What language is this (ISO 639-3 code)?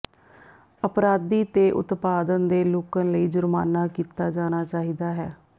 pan